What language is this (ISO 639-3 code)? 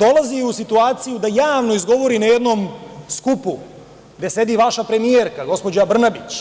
srp